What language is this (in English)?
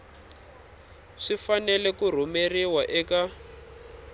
Tsonga